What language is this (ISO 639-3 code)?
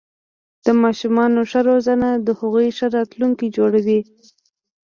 pus